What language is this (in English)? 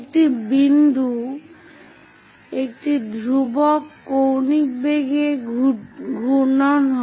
Bangla